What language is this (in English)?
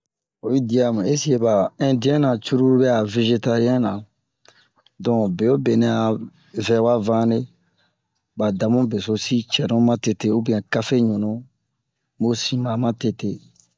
Bomu